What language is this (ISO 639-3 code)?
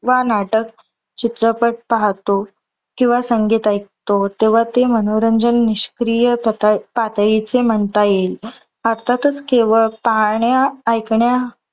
mar